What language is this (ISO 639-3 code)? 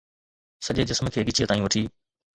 snd